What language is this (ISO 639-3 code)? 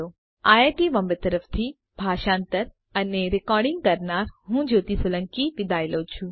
guj